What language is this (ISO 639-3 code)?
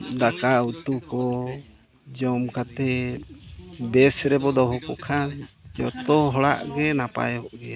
sat